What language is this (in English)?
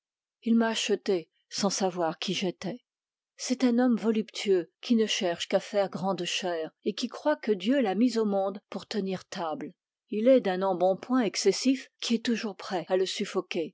French